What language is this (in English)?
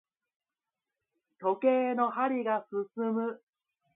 Japanese